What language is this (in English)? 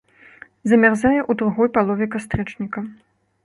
Belarusian